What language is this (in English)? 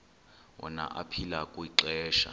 Xhosa